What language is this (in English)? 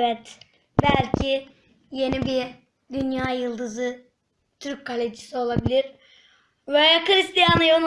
Turkish